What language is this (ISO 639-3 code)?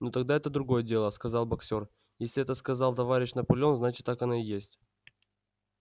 rus